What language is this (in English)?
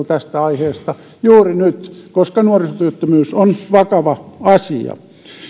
Finnish